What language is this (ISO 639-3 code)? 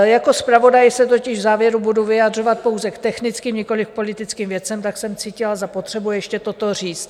ces